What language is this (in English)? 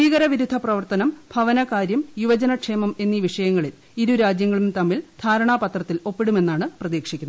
Malayalam